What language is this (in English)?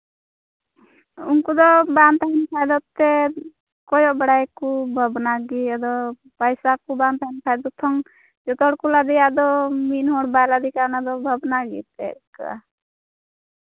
Santali